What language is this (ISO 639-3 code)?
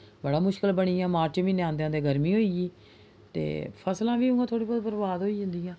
doi